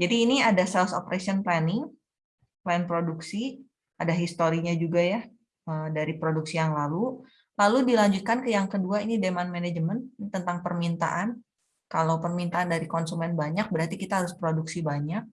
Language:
Indonesian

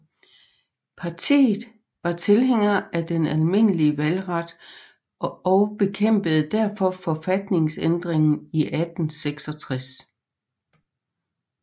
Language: Danish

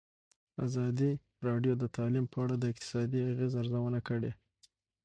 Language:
Pashto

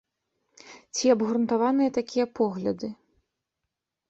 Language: Belarusian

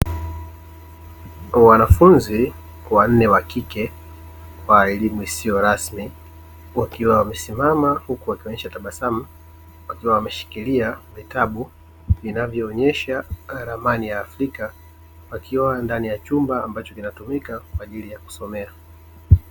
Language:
Swahili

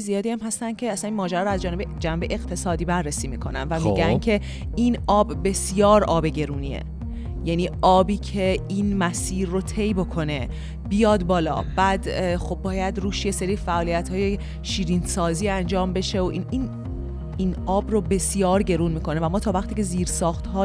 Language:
Persian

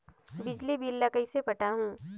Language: Chhattisgarhi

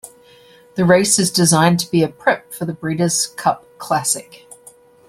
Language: English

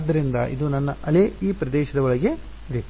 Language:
Kannada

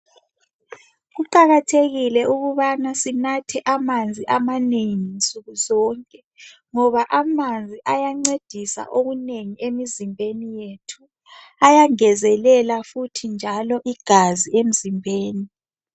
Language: North Ndebele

